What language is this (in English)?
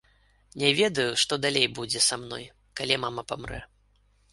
Belarusian